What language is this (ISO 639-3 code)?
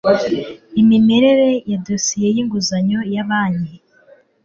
kin